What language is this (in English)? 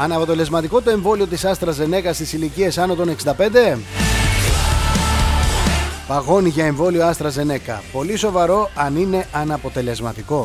Greek